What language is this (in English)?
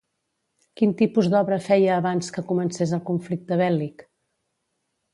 Catalan